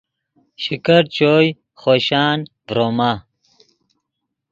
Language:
Yidgha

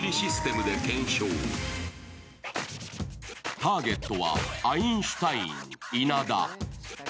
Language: Japanese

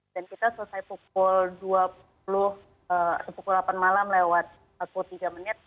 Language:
Indonesian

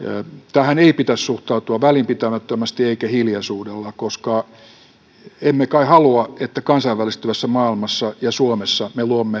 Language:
Finnish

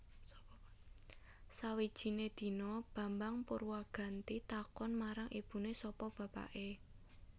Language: Javanese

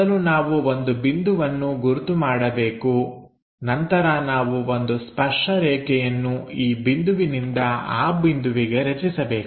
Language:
Kannada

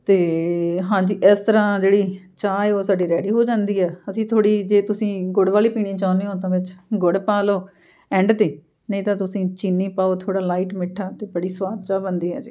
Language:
Punjabi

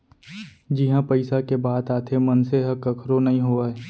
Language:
Chhattisgarhi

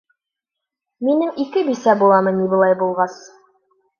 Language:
Bashkir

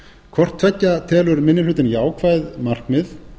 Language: Icelandic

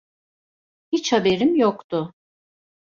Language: Turkish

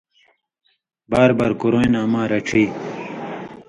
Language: Indus Kohistani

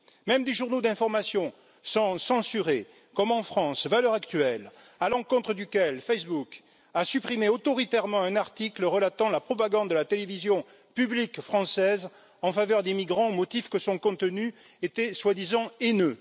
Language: French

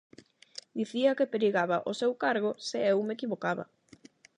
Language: Galician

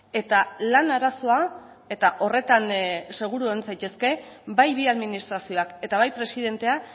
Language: Basque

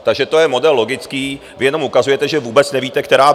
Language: Czech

